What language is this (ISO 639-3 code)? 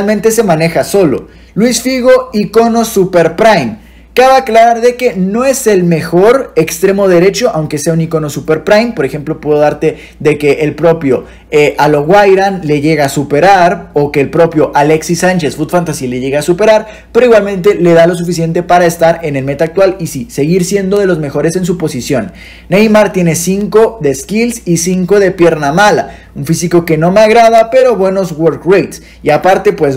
spa